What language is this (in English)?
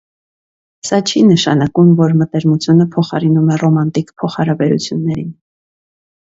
Armenian